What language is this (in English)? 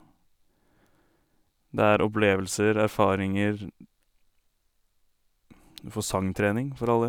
Norwegian